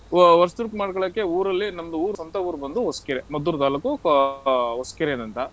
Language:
Kannada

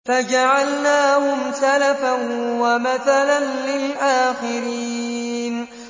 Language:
Arabic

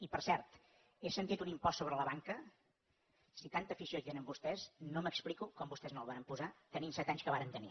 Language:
Catalan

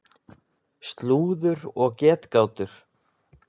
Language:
Icelandic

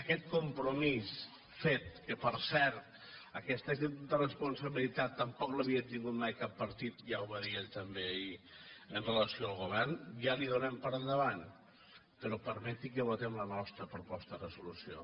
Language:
Catalan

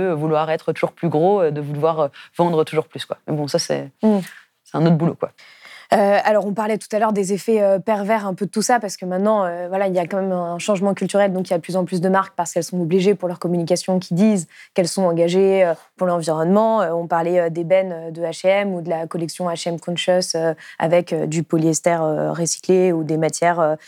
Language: French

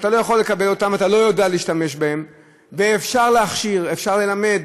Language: Hebrew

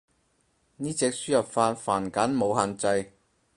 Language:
Cantonese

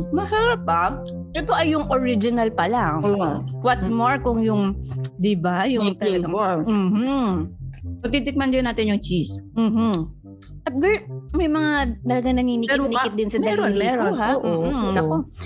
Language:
Filipino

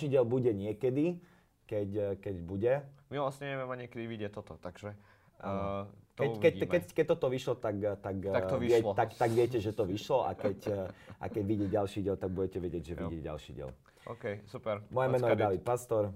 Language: Slovak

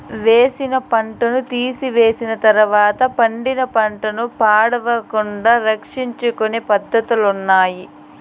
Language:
Telugu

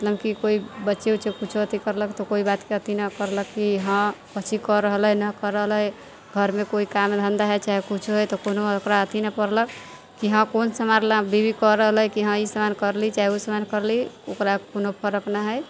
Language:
Maithili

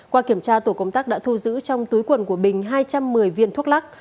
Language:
Vietnamese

